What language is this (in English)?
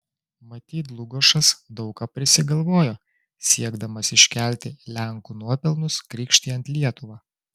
Lithuanian